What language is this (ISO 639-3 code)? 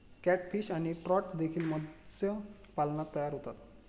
mar